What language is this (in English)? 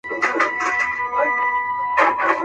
Pashto